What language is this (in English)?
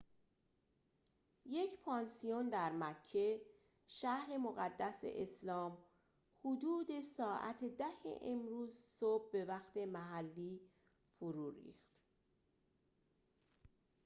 Persian